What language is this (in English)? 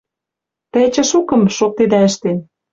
Western Mari